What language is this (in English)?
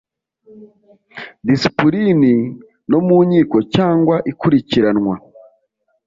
Kinyarwanda